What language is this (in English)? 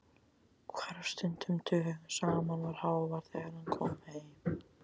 Icelandic